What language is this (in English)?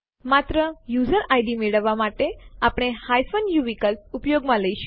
Gujarati